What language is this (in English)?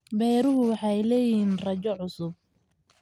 Somali